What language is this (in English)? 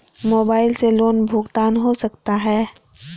Magahi